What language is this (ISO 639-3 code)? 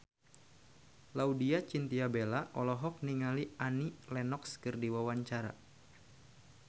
sun